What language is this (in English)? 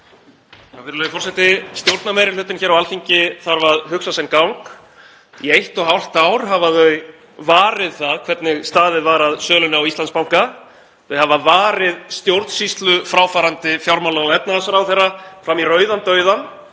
Icelandic